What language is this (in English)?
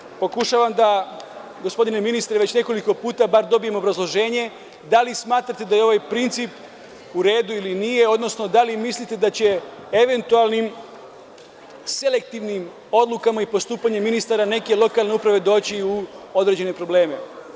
Serbian